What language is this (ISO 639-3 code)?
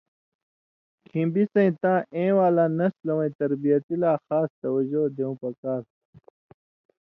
mvy